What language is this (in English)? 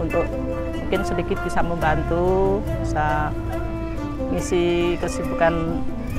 Indonesian